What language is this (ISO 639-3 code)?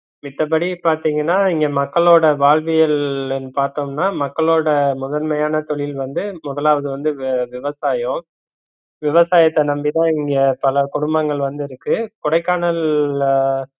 tam